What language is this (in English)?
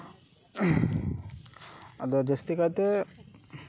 Santali